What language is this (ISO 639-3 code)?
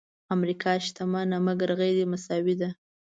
pus